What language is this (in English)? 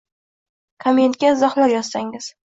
Uzbek